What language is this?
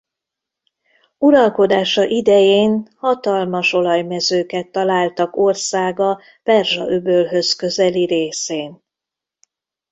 Hungarian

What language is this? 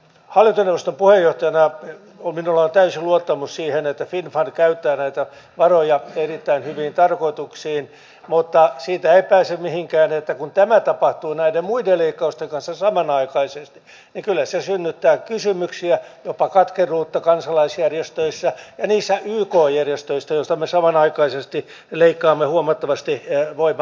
Finnish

